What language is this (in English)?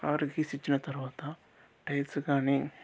Telugu